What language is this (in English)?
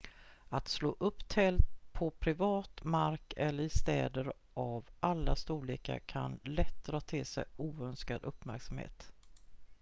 Swedish